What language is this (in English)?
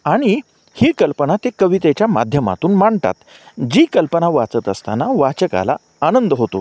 Marathi